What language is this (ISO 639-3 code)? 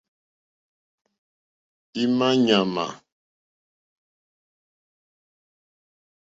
bri